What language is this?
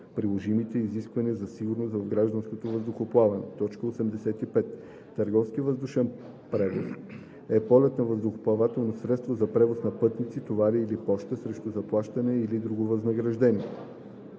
Bulgarian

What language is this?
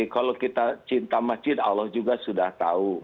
Indonesian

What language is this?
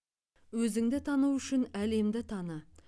Kazakh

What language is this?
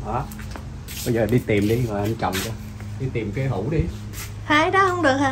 Vietnamese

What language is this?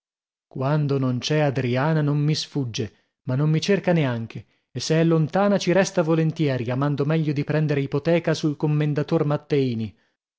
Italian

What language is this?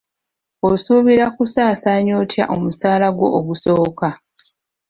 Ganda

